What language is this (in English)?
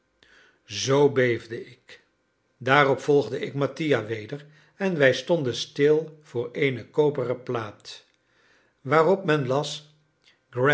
Dutch